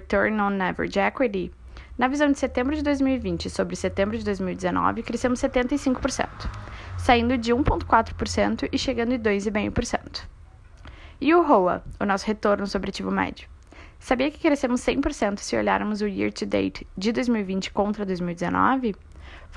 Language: Portuguese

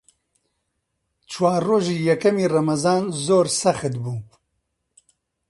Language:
Central Kurdish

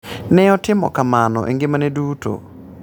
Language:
Luo (Kenya and Tanzania)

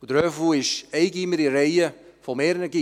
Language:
Swiss German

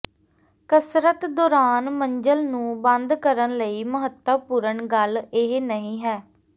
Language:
Punjabi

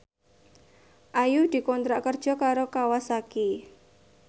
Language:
Javanese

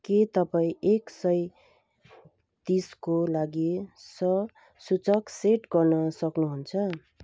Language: Nepali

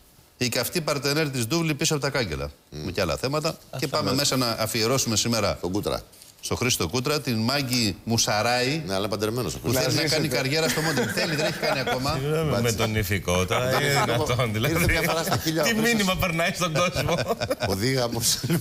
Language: Greek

